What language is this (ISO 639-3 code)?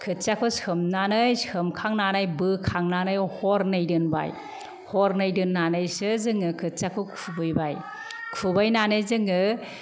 brx